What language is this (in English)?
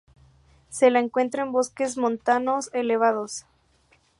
Spanish